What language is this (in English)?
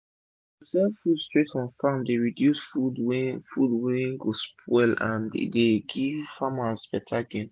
Nigerian Pidgin